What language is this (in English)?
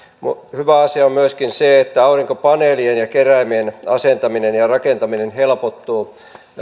Finnish